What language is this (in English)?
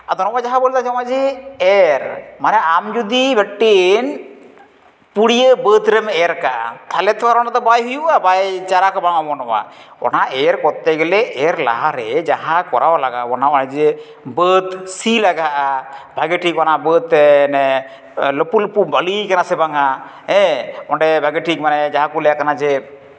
Santali